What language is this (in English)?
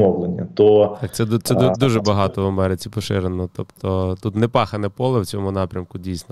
Ukrainian